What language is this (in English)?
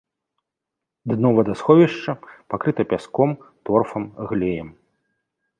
Belarusian